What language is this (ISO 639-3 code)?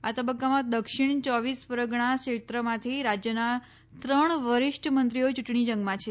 guj